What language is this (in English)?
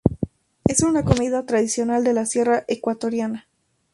Spanish